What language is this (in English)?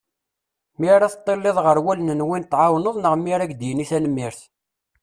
Kabyle